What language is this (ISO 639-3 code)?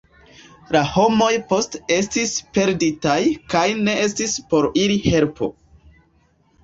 epo